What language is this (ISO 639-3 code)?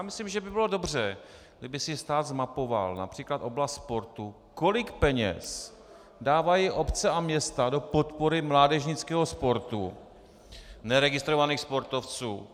ces